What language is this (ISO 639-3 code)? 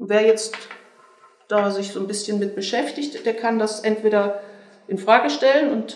deu